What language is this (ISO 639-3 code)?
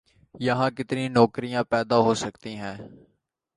urd